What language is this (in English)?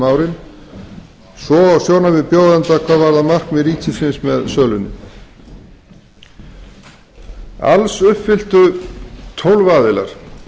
Icelandic